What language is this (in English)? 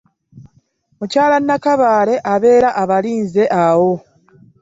Ganda